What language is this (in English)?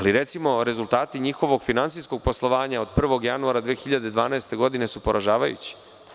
Serbian